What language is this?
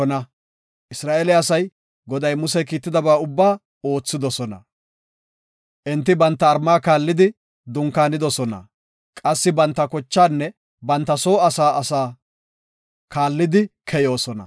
Gofa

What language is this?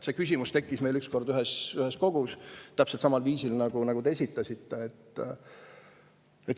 Estonian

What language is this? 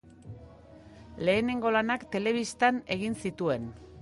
Basque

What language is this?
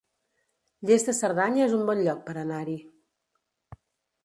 Catalan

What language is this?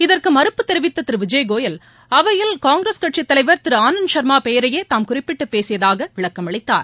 Tamil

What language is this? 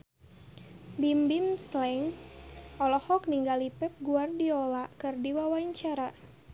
Sundanese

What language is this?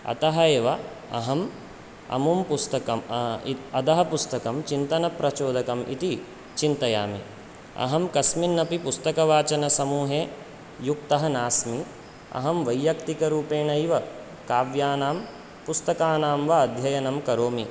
Sanskrit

